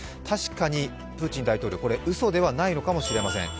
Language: Japanese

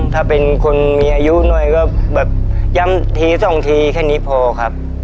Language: Thai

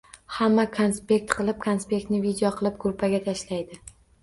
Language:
Uzbek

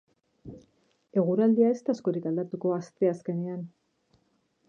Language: Basque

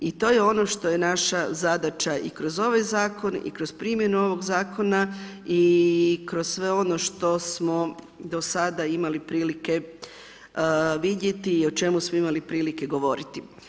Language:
Croatian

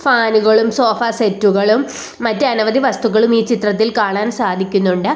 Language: Malayalam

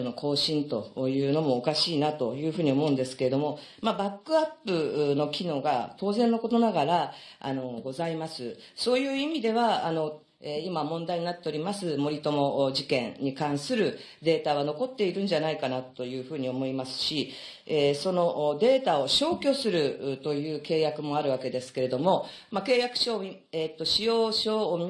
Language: Japanese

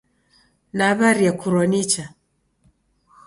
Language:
Taita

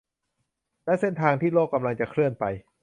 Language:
Thai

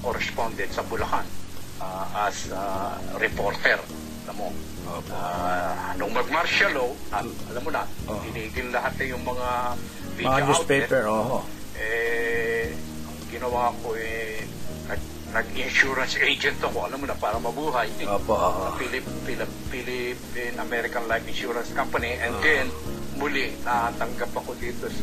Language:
Filipino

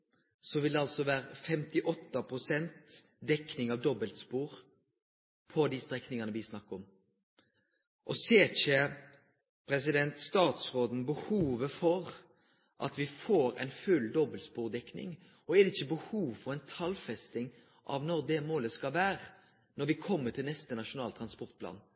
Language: Norwegian Nynorsk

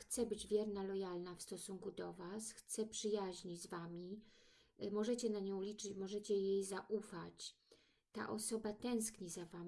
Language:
Polish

